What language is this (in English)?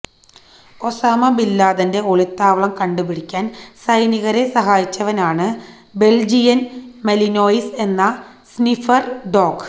Malayalam